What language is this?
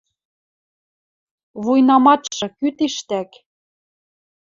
Western Mari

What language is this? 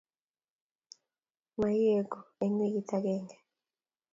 Kalenjin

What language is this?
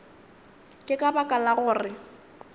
Northern Sotho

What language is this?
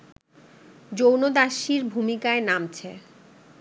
Bangla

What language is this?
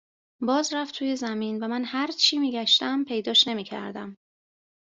Persian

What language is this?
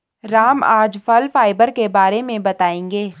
Hindi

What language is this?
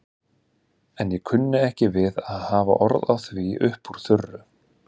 Icelandic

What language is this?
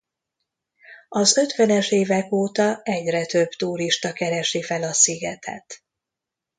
Hungarian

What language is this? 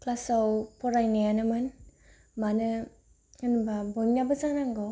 Bodo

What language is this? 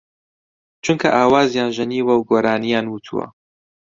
Central Kurdish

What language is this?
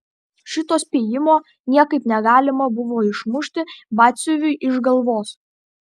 Lithuanian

